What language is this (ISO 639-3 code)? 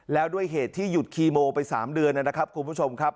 tha